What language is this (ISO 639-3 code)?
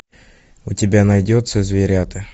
rus